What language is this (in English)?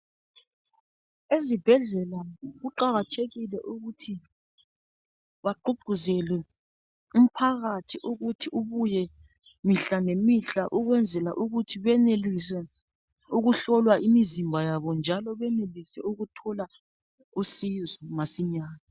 North Ndebele